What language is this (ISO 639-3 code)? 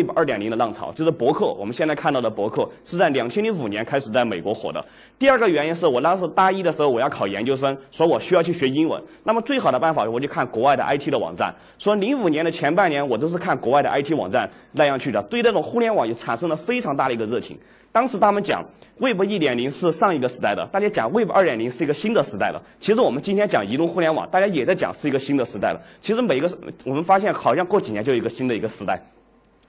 zho